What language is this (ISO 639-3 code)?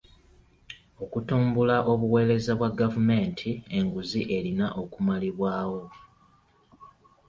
lug